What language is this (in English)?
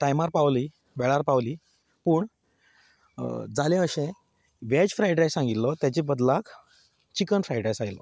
Konkani